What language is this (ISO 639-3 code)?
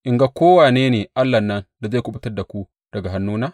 hau